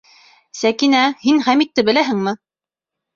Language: Bashkir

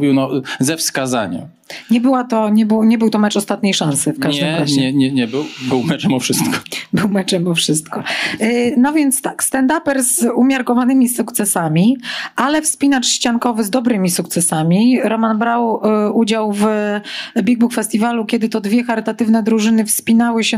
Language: Polish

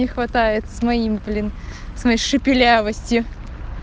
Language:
Russian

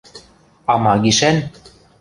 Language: Western Mari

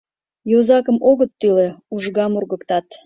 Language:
Mari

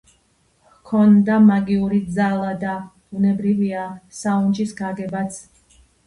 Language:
Georgian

